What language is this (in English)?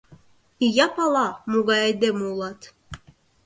Mari